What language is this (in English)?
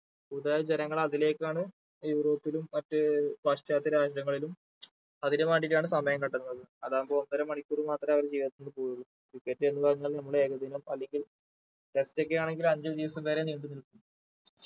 Malayalam